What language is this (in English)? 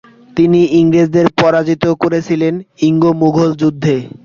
Bangla